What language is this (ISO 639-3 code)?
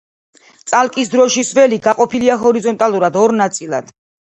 kat